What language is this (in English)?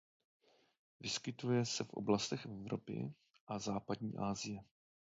Czech